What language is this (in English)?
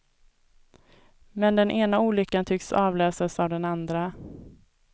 Swedish